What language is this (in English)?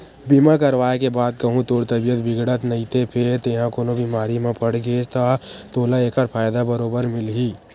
Chhattisgarhi